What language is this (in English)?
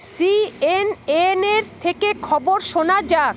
Bangla